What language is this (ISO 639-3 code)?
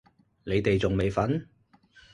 yue